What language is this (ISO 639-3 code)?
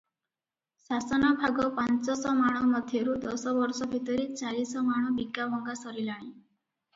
ori